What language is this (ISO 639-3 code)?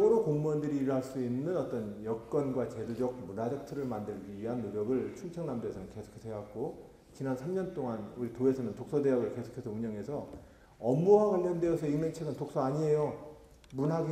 kor